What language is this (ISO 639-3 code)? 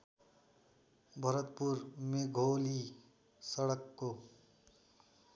nep